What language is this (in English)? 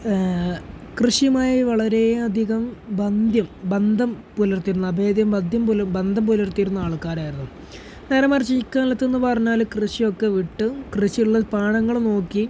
Malayalam